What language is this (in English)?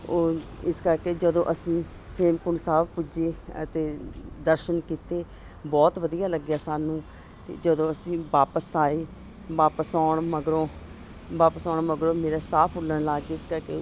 Punjabi